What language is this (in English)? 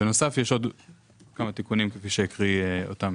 Hebrew